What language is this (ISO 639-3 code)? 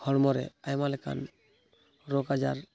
sat